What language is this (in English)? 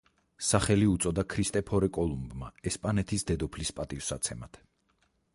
Georgian